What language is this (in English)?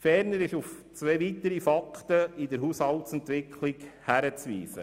Swiss German